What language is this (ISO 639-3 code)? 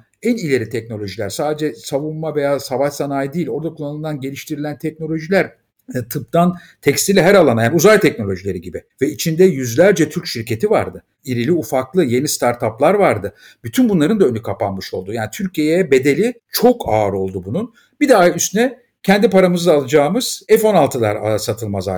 tur